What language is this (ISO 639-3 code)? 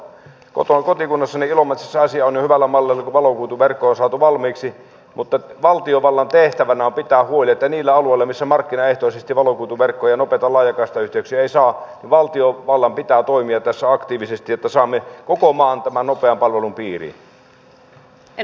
fin